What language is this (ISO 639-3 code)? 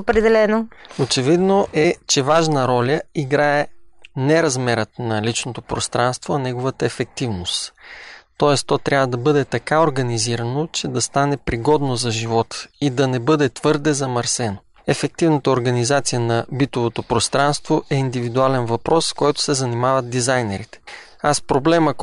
bul